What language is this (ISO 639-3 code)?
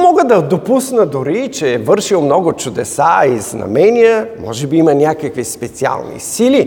bul